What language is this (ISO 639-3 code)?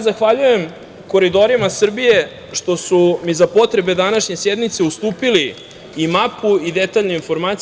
srp